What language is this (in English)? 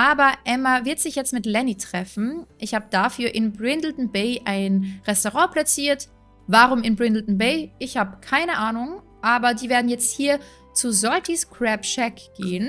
German